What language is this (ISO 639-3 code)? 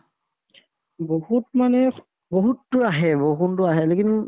asm